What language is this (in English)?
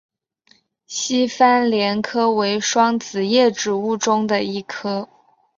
Chinese